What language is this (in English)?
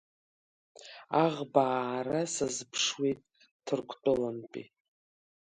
Abkhazian